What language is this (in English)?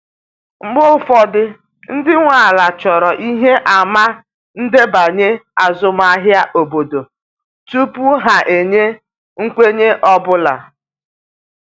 Igbo